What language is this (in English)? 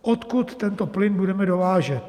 Czech